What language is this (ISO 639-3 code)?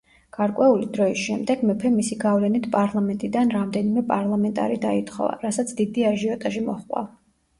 kat